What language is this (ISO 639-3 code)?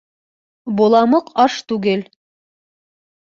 bak